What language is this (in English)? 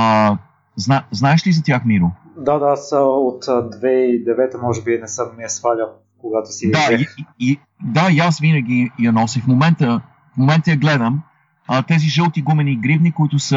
Bulgarian